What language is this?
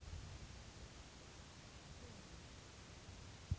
Russian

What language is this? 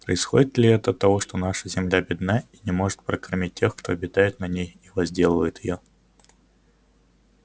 Russian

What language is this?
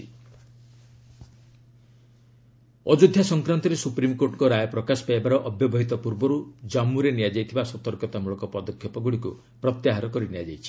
Odia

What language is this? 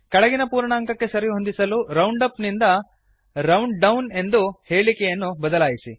Kannada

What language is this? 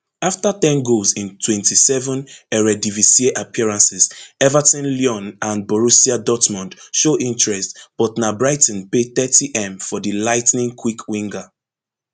Nigerian Pidgin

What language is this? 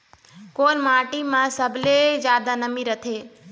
Chhattisgarhi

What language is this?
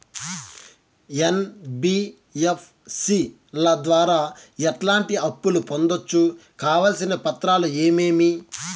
Telugu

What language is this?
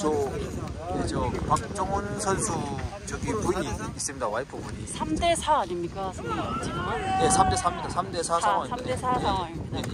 Korean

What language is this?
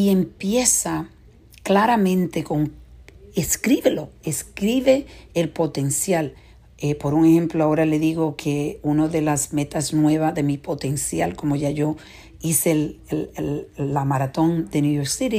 Spanish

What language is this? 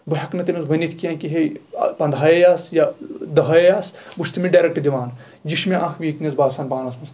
Kashmiri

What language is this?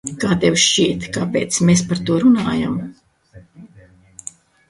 Latvian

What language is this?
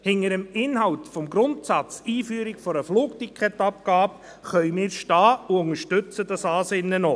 Swiss German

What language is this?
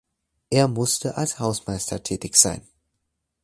German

